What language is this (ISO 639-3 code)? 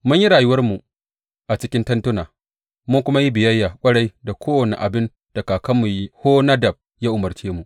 hau